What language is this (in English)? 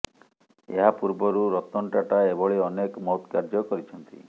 Odia